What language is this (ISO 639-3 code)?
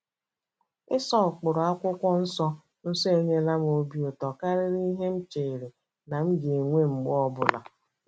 ibo